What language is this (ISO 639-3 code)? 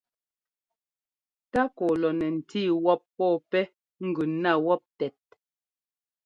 jgo